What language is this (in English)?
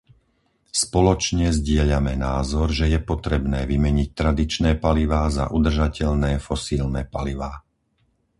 Slovak